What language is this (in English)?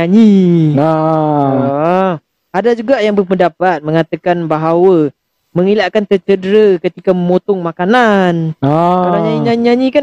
Malay